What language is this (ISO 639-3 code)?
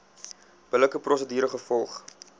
afr